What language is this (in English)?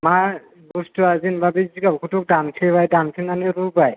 Bodo